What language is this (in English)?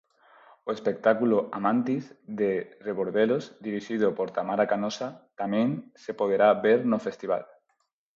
Galician